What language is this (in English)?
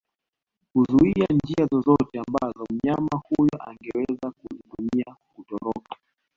Swahili